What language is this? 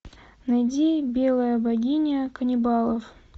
Russian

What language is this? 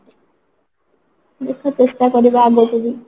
Odia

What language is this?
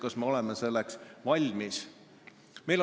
Estonian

